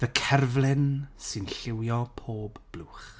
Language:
Welsh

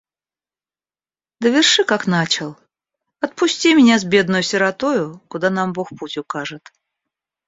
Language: Russian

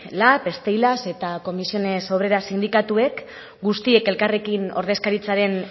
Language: Basque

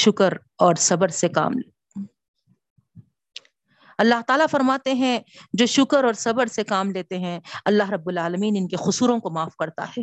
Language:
Urdu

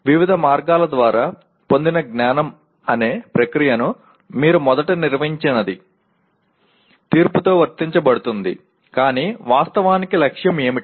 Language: Telugu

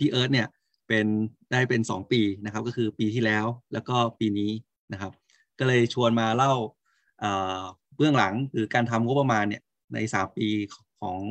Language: Thai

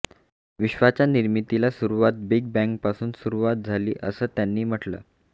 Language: Marathi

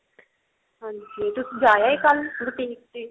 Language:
Punjabi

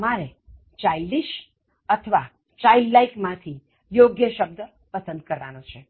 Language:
Gujarati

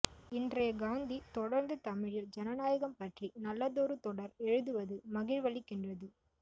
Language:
Tamil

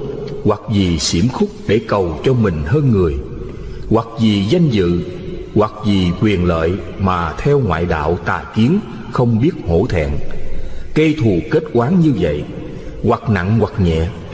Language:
Vietnamese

